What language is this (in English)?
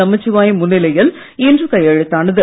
Tamil